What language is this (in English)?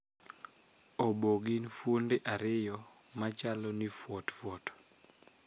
Luo (Kenya and Tanzania)